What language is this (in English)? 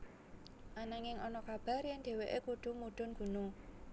Javanese